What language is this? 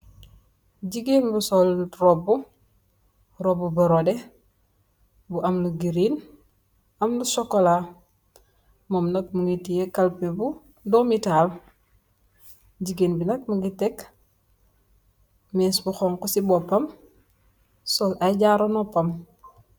Wolof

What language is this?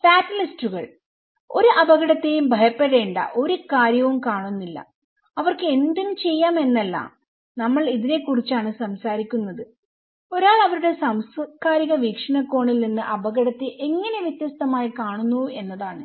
Malayalam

